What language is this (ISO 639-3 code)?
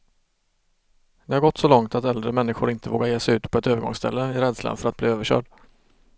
swe